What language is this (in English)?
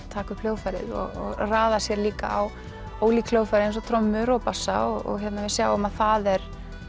Icelandic